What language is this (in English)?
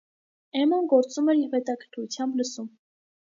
Armenian